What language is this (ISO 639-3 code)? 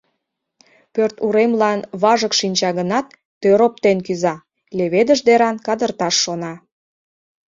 chm